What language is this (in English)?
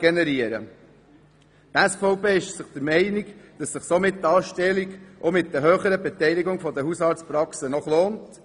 Swiss German